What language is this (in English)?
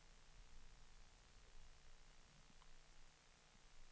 Danish